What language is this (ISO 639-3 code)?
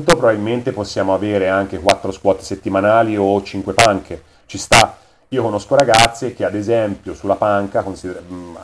ita